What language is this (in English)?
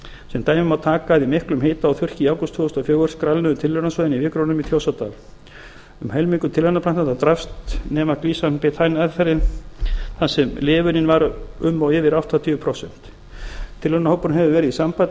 Icelandic